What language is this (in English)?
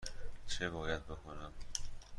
Persian